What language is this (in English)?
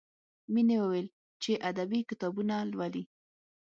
Pashto